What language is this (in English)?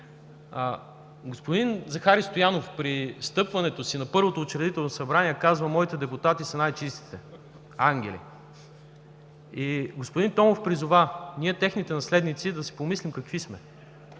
Bulgarian